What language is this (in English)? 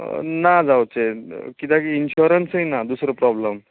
Konkani